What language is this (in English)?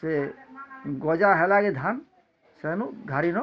Odia